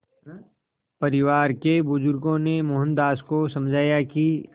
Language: Hindi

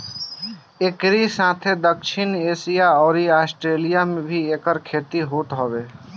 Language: Bhojpuri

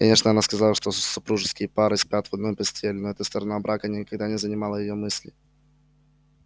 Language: Russian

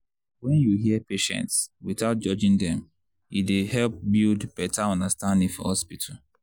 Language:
Nigerian Pidgin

